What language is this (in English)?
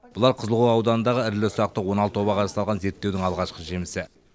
Kazakh